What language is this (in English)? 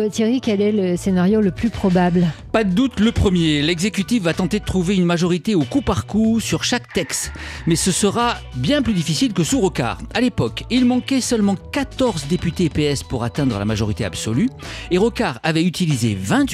French